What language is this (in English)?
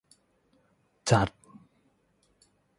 Thai